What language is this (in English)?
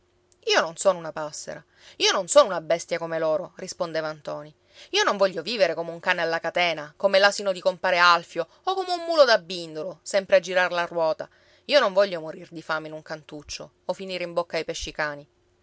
Italian